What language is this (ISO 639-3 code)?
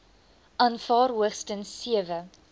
afr